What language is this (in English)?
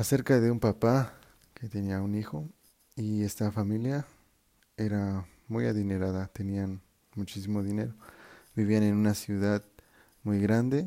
Spanish